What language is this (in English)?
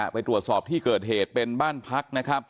Thai